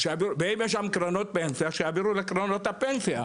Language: Hebrew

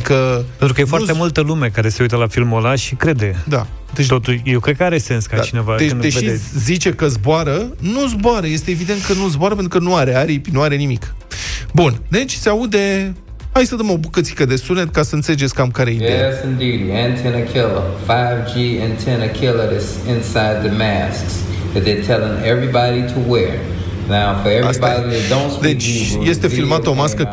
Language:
Romanian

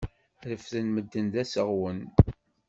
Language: Kabyle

